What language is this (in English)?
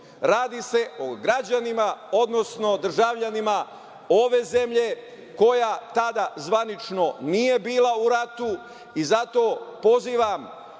Serbian